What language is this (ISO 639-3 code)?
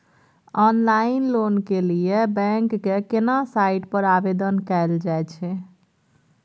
mai